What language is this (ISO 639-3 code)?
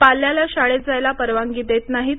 mar